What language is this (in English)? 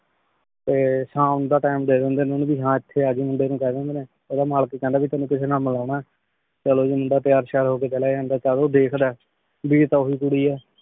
Punjabi